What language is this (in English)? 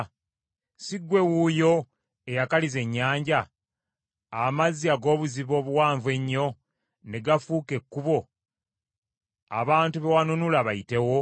Ganda